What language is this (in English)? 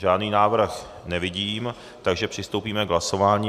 Czech